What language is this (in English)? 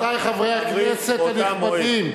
Hebrew